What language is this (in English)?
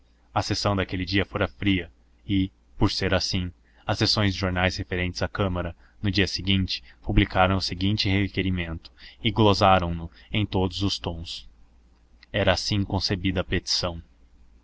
Portuguese